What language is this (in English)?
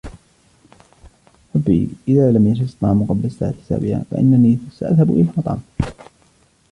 Arabic